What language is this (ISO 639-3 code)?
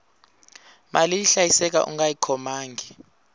tso